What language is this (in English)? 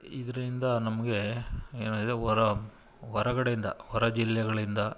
Kannada